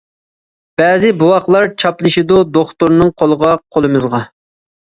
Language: Uyghur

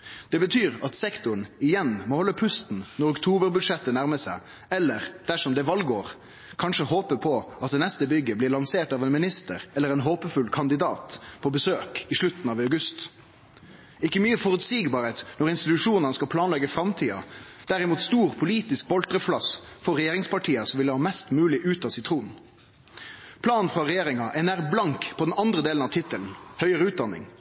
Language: Norwegian Nynorsk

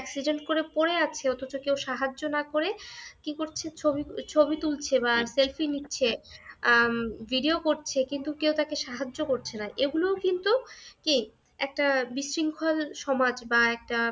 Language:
Bangla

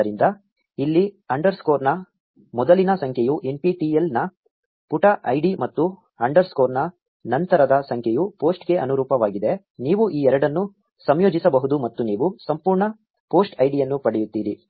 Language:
Kannada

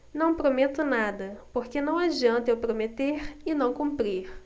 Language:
Portuguese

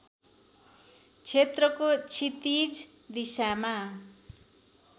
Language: Nepali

